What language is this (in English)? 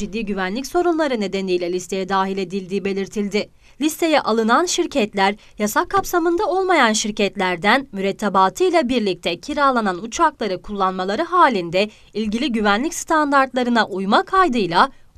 Turkish